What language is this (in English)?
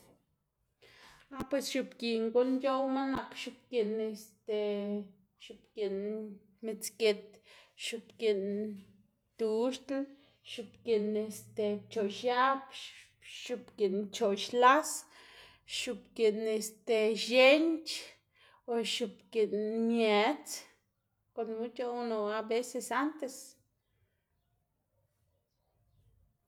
Xanaguía Zapotec